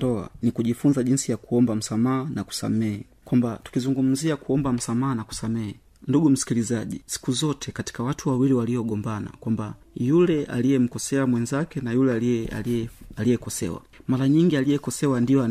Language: Swahili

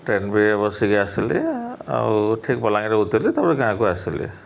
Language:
Odia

